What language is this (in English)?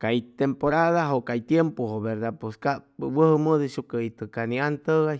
Chimalapa Zoque